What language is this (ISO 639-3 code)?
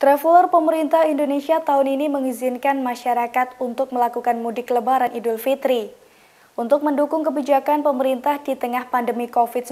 ind